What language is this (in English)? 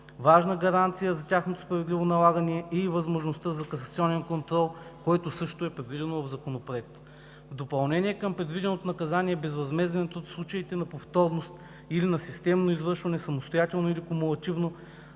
Bulgarian